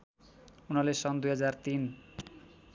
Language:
Nepali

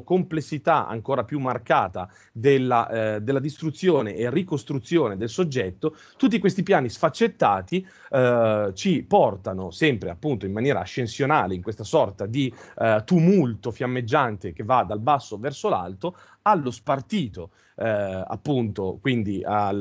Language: Italian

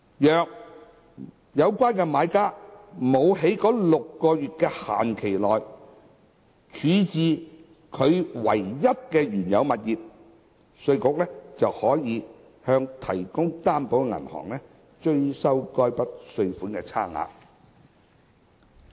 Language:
Cantonese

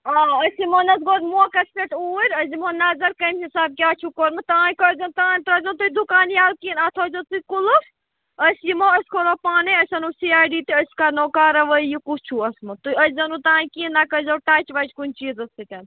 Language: Kashmiri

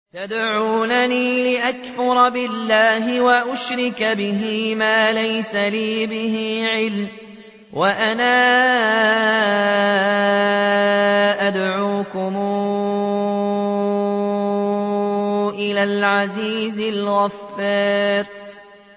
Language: Arabic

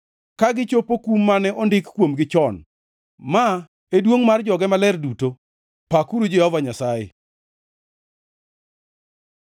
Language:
Luo (Kenya and Tanzania)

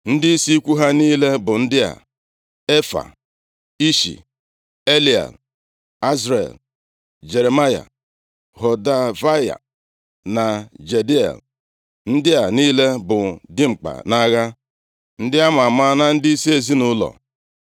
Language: Igbo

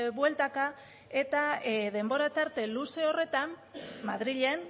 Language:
Basque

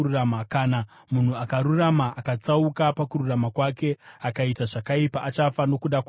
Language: Shona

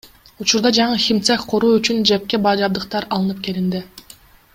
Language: Kyrgyz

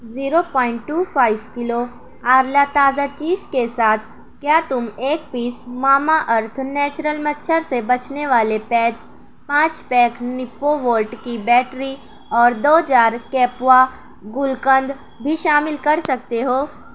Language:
Urdu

